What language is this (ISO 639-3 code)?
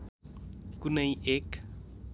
nep